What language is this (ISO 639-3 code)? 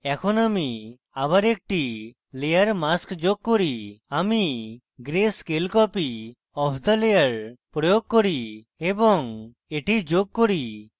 ben